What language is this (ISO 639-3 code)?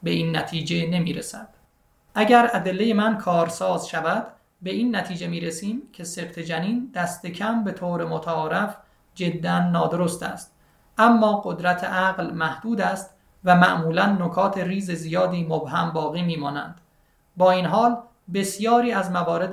fas